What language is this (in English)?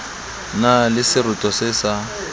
Southern Sotho